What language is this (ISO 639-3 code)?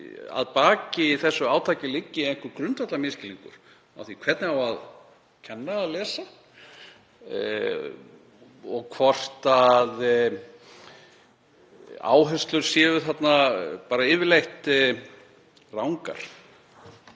isl